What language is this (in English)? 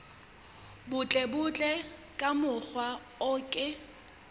Southern Sotho